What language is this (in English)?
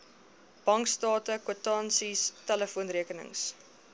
Afrikaans